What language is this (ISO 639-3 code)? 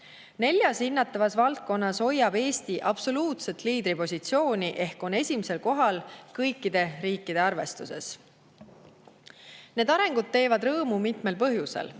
est